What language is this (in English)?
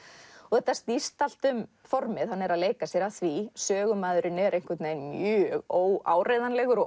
Icelandic